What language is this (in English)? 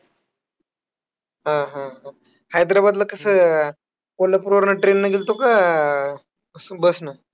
Marathi